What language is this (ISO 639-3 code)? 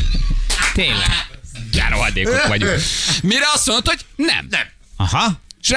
hun